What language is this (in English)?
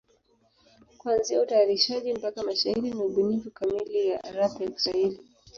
Swahili